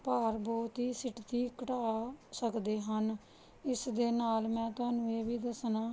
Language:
Punjabi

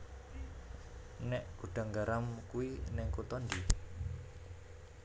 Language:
Javanese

